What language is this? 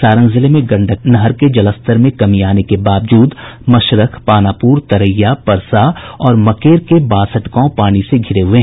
Hindi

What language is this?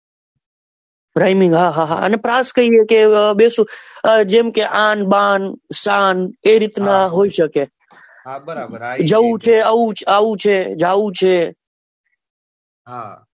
Gujarati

